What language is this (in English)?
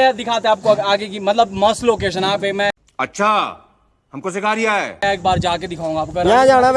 Hindi